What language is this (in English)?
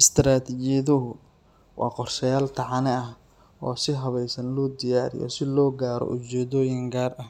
Somali